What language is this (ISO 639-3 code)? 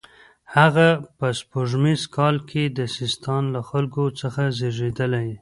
pus